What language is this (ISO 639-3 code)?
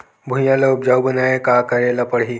hne